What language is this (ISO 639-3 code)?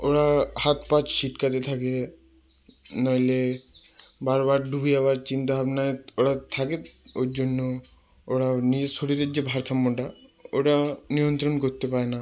ben